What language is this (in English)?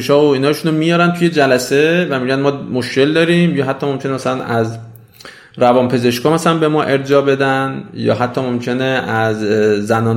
Persian